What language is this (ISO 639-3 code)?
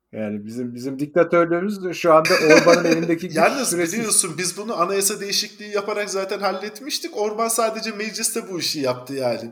tur